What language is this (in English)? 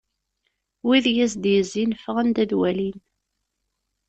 Kabyle